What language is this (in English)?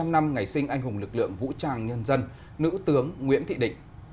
Vietnamese